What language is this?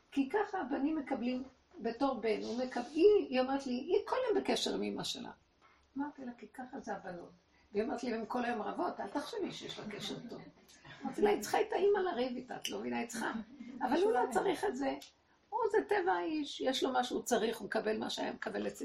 Hebrew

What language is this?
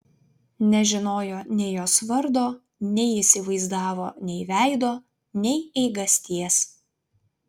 Lithuanian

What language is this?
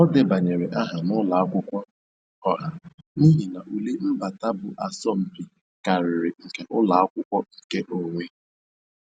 Igbo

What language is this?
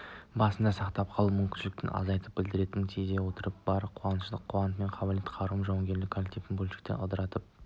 Kazakh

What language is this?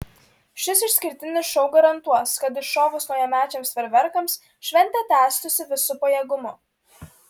Lithuanian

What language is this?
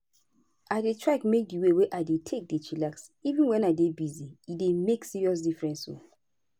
Nigerian Pidgin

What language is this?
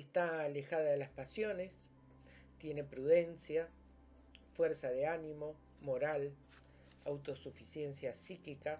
Spanish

